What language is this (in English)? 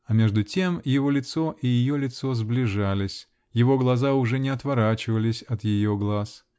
Russian